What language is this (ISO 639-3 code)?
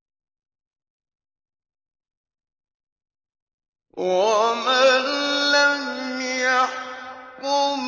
ara